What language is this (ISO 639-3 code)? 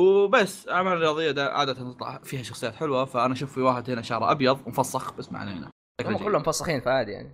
ara